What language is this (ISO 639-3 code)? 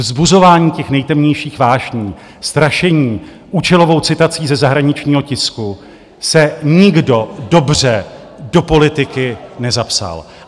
ces